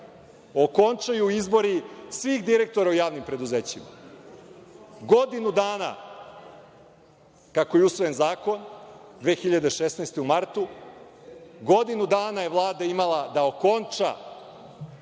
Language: Serbian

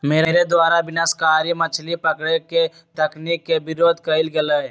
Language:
Magahi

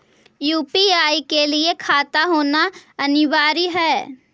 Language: Magahi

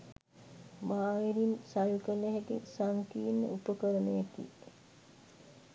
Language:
Sinhala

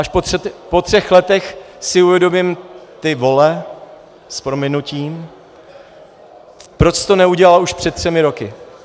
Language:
Czech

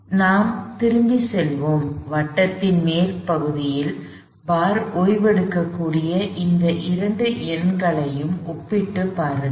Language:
Tamil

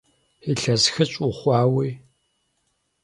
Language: Kabardian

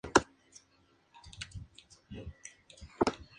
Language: Spanish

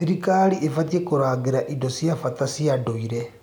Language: Kikuyu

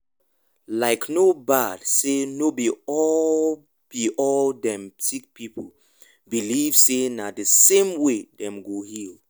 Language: Nigerian Pidgin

